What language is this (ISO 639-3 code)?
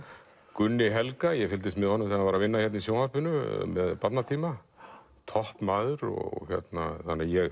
isl